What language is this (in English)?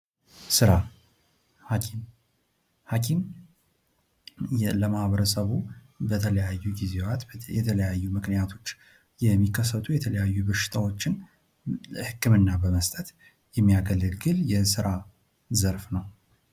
Amharic